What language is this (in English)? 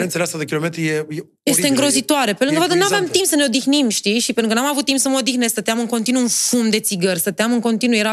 Romanian